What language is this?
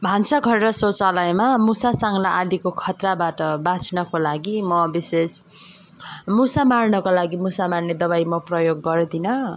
Nepali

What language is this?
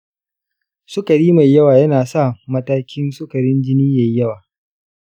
Hausa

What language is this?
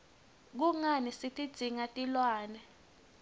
Swati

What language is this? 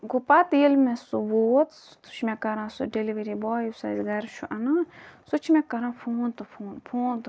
Kashmiri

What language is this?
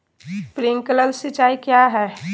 Magahi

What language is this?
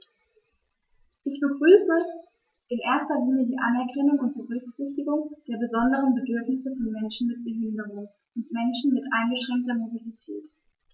German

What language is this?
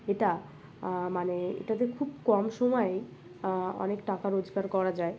Bangla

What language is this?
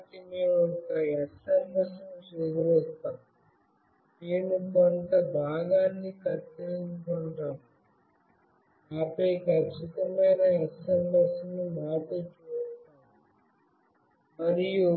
Telugu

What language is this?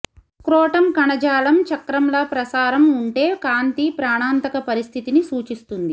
Telugu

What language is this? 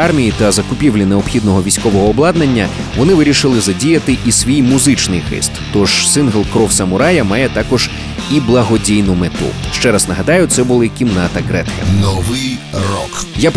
Ukrainian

